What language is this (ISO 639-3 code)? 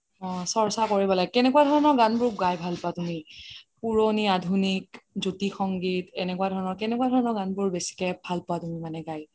asm